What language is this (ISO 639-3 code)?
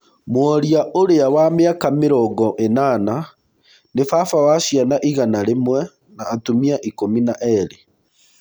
kik